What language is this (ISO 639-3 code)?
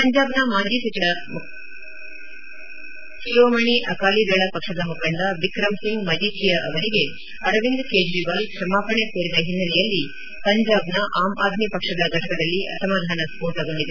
kan